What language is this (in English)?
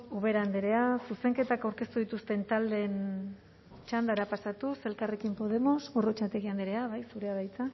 Basque